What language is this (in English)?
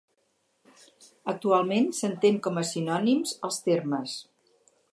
Catalan